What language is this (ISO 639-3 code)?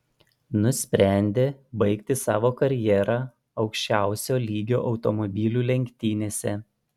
lit